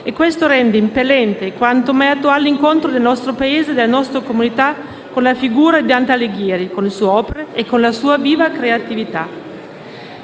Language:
Italian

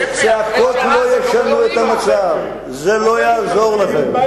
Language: Hebrew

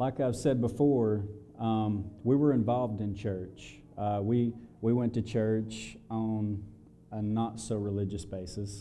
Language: English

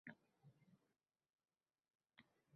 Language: Uzbek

